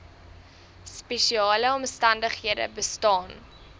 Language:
Afrikaans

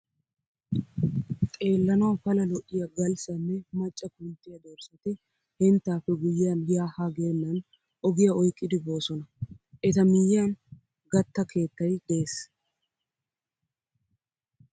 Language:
Wolaytta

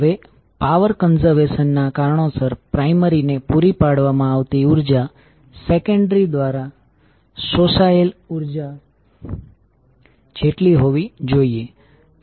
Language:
Gujarati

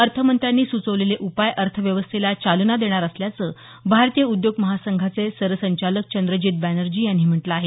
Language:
Marathi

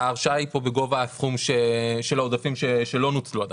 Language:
Hebrew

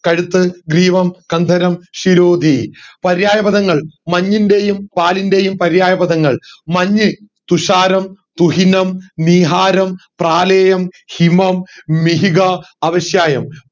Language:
Malayalam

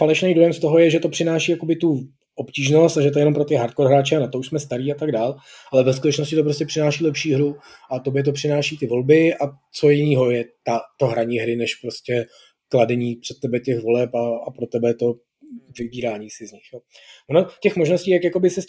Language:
Czech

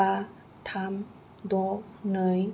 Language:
Bodo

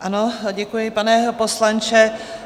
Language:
Czech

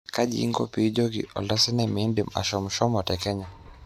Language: Masai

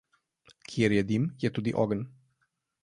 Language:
Slovenian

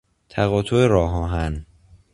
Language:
Persian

